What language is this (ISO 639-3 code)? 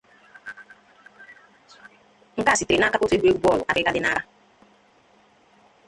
ibo